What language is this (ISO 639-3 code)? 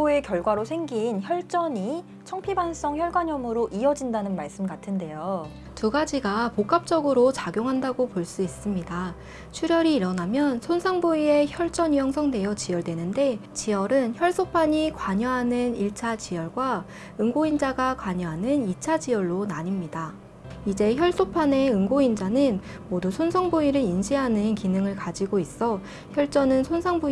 kor